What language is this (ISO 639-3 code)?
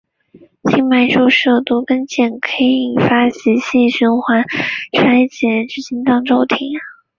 zho